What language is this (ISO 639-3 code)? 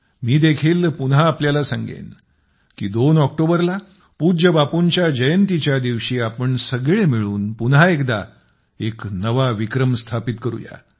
mar